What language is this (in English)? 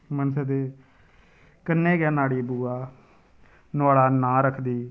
Dogri